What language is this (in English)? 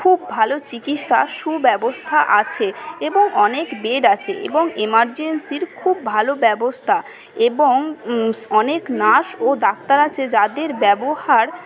Bangla